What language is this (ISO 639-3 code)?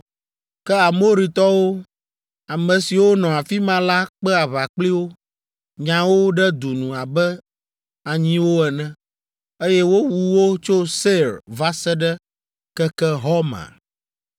ewe